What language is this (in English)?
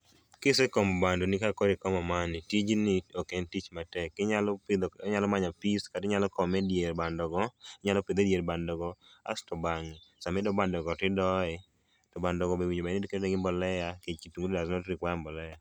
Luo (Kenya and Tanzania)